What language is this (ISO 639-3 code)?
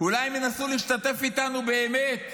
heb